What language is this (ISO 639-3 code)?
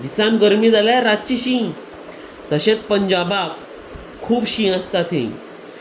kok